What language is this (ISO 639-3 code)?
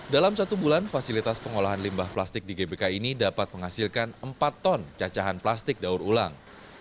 ind